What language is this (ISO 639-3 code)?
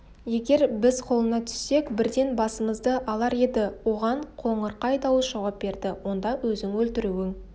kaz